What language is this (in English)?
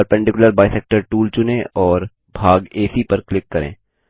Hindi